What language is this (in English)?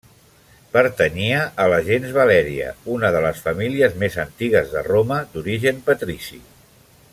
Catalan